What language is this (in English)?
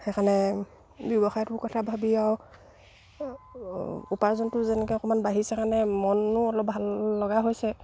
Assamese